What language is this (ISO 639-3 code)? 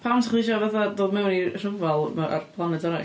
cym